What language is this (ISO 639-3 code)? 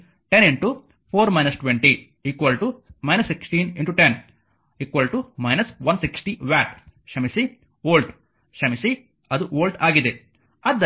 kan